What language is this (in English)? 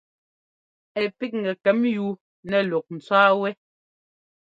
Ngomba